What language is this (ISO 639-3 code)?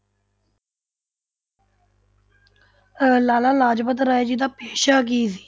pan